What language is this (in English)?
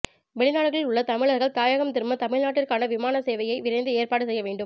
Tamil